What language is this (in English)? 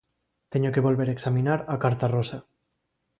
Galician